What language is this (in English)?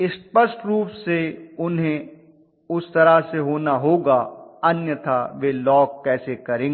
Hindi